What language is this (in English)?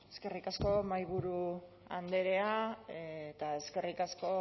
Basque